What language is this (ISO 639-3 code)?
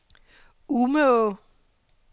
dan